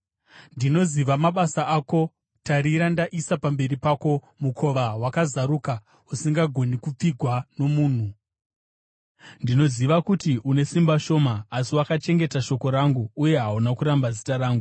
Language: Shona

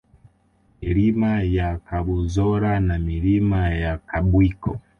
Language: Swahili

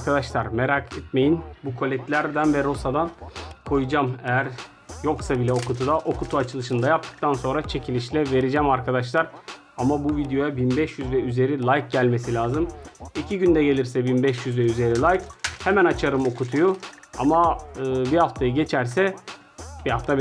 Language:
Turkish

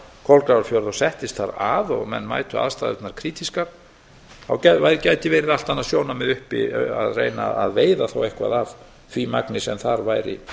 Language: Icelandic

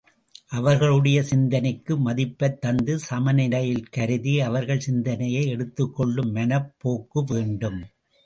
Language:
Tamil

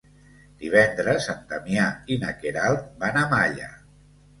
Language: Catalan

